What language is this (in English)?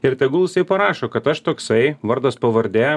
Lithuanian